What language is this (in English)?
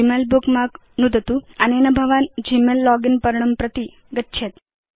Sanskrit